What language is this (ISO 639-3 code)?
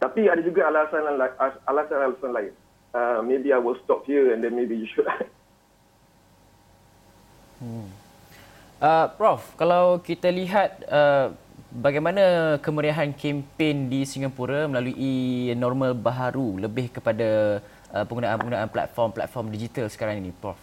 msa